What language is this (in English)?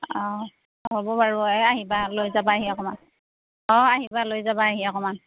Assamese